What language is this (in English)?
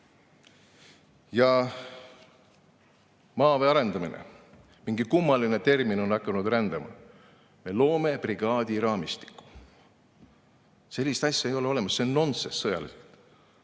Estonian